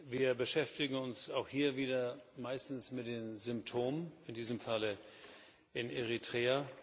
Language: German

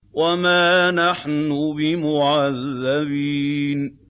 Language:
Arabic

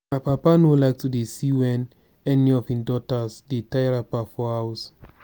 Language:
Nigerian Pidgin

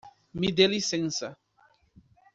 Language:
Portuguese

